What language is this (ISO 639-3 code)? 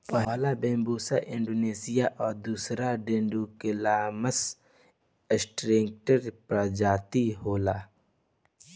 bho